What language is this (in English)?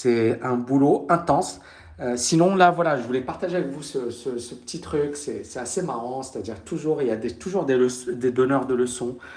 French